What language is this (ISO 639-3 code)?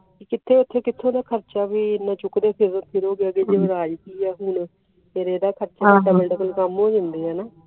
pan